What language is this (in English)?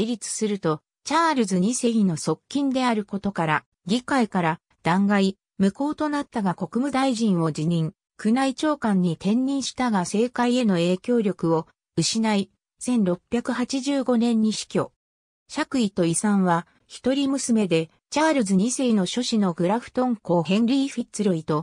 Japanese